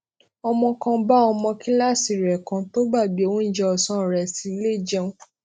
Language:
Yoruba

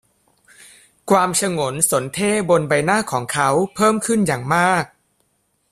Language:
Thai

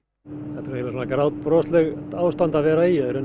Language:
Icelandic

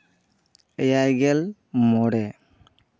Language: Santali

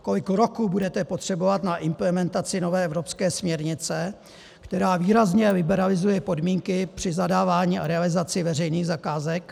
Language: Czech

